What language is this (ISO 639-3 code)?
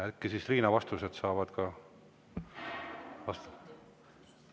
est